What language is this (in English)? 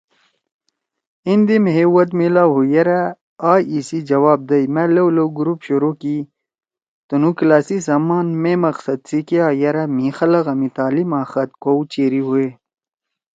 Torwali